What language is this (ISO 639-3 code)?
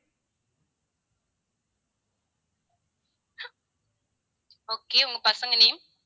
tam